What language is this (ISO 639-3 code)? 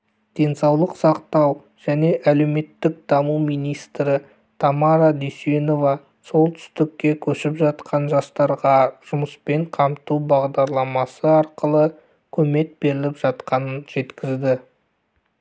kaz